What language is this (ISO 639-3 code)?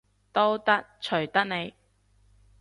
yue